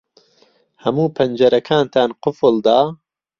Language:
Central Kurdish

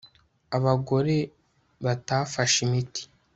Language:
Kinyarwanda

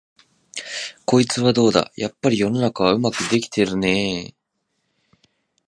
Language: Japanese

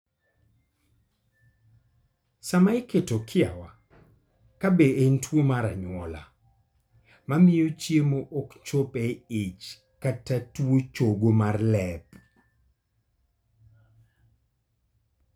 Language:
Luo (Kenya and Tanzania)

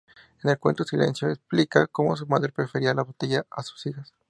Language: Spanish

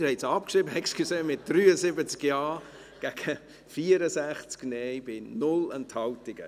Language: Swiss German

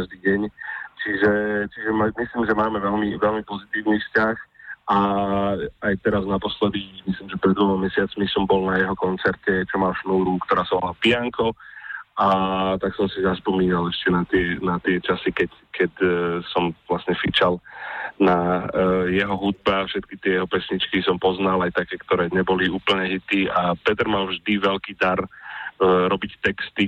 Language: Slovak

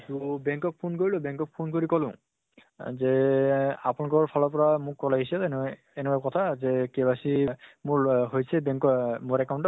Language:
Assamese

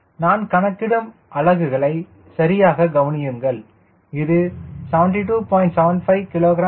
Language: Tamil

